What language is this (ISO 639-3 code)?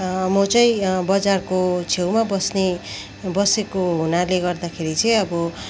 nep